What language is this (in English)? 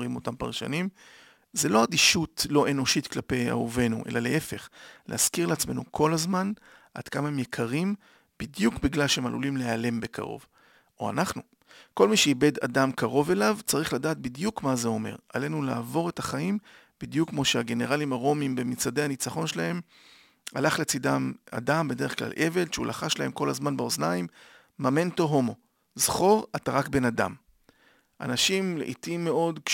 Hebrew